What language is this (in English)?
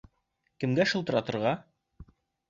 Bashkir